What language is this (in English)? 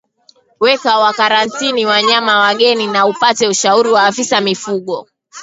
Swahili